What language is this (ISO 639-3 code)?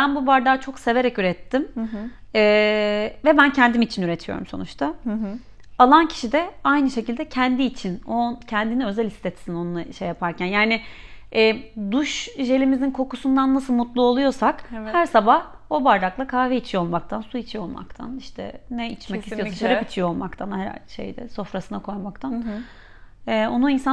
tur